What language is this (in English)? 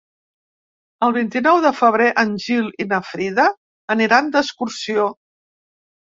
Catalan